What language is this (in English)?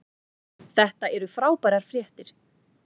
Icelandic